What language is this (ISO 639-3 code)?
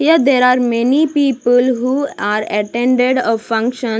eng